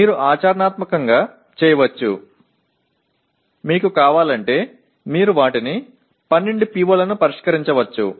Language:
Telugu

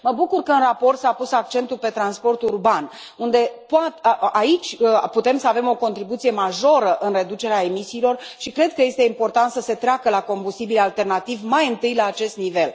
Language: Romanian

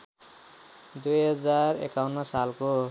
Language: Nepali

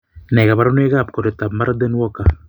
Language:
Kalenjin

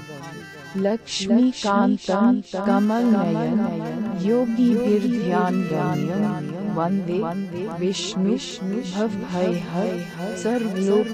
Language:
Hindi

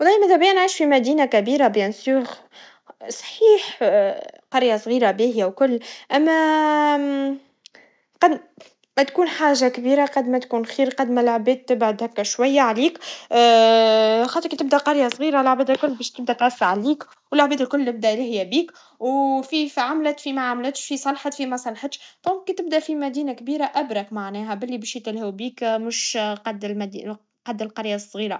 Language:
Tunisian Arabic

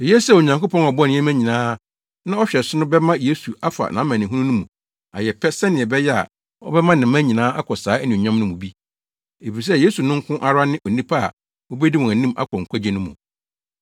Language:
Akan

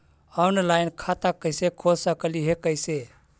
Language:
Magahi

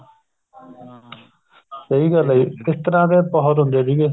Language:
Punjabi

